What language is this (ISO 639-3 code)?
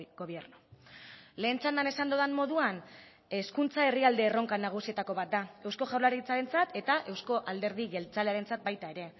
eus